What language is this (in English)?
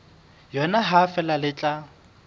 Southern Sotho